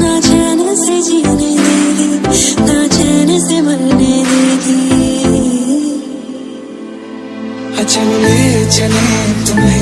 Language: Vietnamese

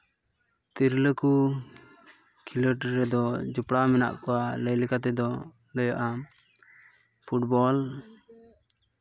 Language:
Santali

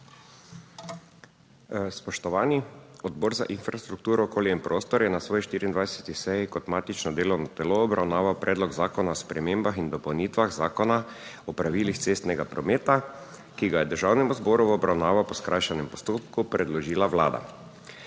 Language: Slovenian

